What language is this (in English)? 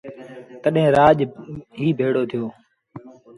Sindhi Bhil